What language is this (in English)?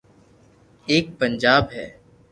Loarki